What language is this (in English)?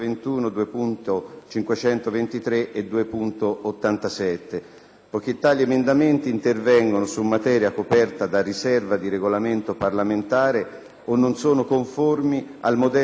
Italian